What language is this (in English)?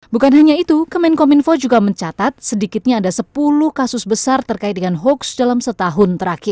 Indonesian